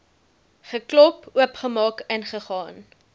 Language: Afrikaans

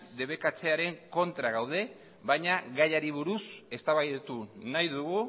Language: Basque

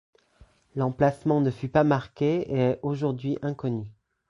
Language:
French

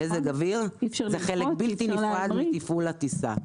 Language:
Hebrew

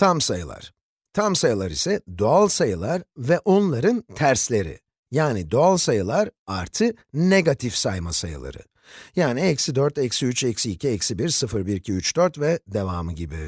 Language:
Turkish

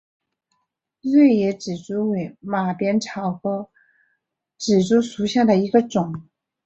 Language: Chinese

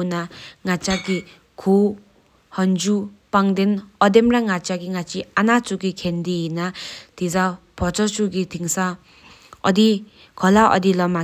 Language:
Sikkimese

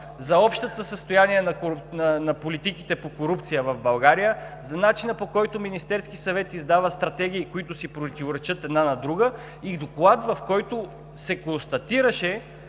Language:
Bulgarian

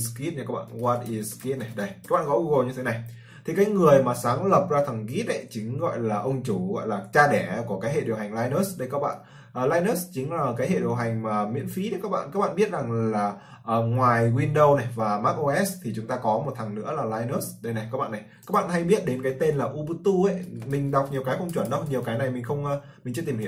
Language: Vietnamese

